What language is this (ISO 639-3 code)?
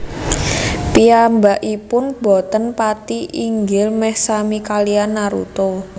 jav